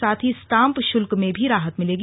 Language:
Hindi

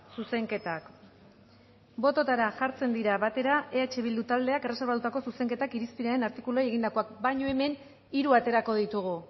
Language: Basque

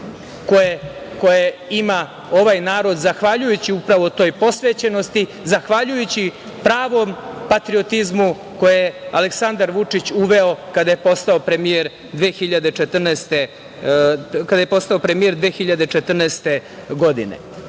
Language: Serbian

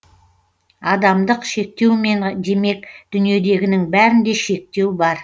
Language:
Kazakh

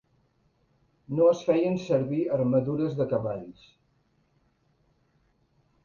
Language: Catalan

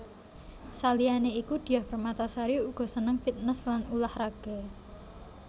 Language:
Javanese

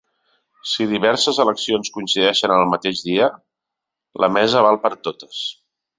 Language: Catalan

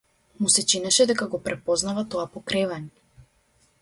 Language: Macedonian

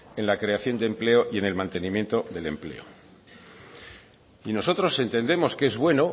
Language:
Spanish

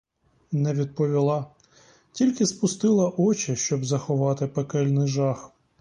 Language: Ukrainian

